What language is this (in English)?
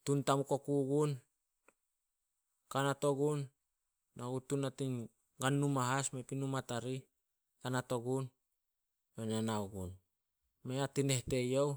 Solos